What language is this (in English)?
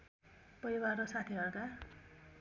Nepali